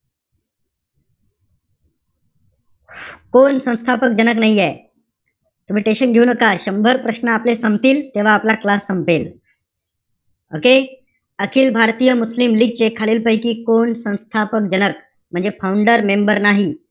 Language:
Marathi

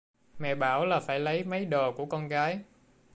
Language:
Vietnamese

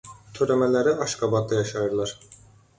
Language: Azerbaijani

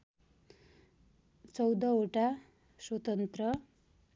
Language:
Nepali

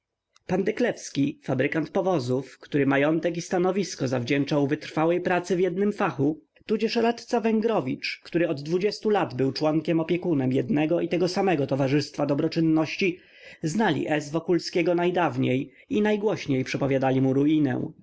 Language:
Polish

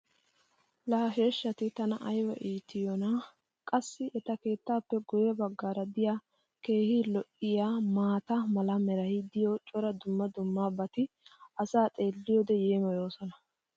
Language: Wolaytta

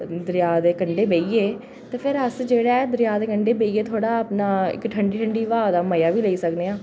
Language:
Dogri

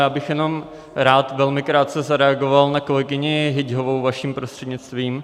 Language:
Czech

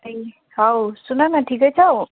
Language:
Nepali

